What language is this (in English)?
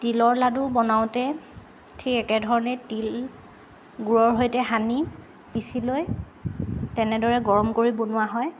Assamese